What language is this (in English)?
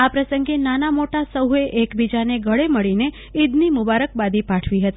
Gujarati